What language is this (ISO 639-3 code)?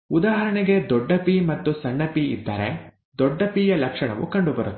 kan